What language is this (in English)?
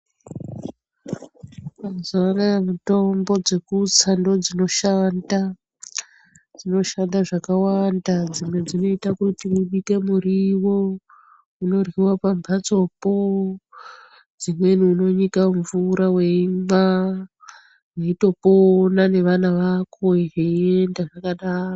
Ndau